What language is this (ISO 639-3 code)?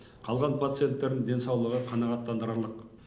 kaz